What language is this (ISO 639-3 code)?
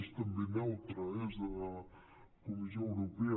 cat